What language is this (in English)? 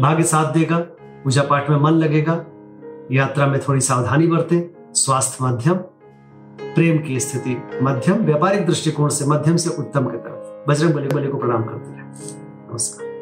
Hindi